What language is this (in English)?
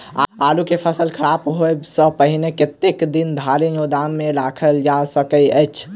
Maithili